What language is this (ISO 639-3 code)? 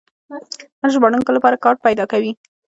pus